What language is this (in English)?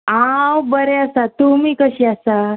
Konkani